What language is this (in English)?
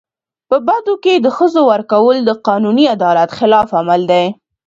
Pashto